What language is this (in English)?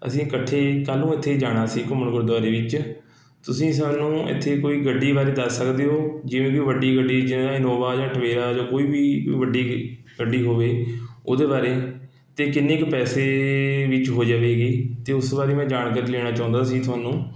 Punjabi